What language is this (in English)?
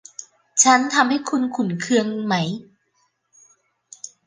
Thai